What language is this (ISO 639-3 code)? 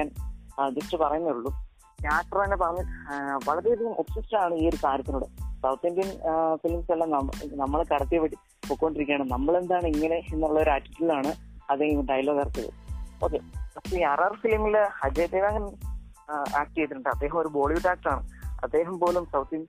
mal